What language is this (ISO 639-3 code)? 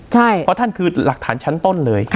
tha